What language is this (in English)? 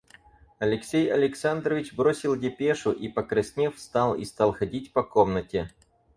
Russian